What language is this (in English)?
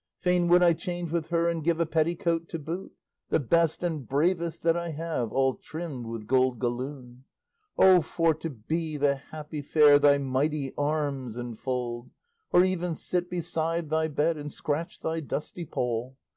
English